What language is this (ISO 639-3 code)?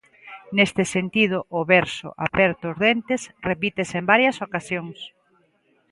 glg